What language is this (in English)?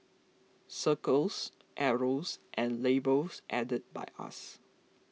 English